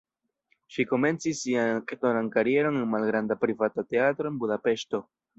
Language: Esperanto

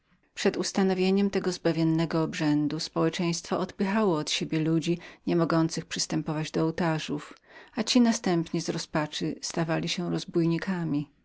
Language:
Polish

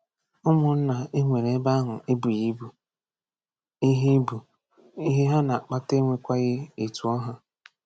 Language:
Igbo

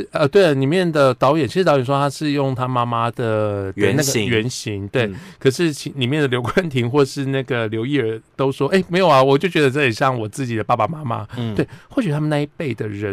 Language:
Chinese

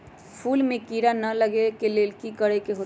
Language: Magahi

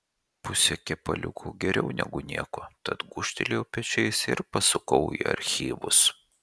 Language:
Lithuanian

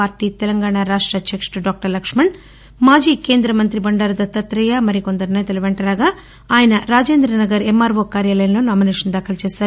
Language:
Telugu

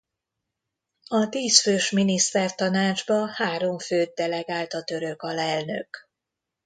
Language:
Hungarian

